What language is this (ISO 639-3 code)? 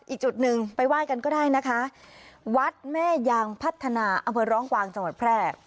tha